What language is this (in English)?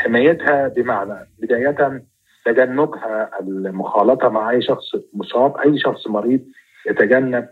Arabic